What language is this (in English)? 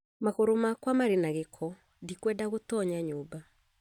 Kikuyu